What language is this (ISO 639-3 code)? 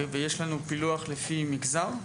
heb